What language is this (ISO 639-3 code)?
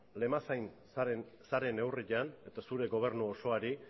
eus